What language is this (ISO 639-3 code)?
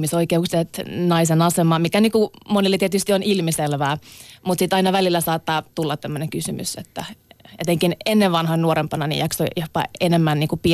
fin